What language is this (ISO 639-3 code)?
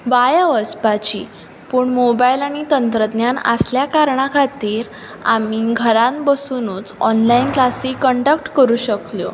kok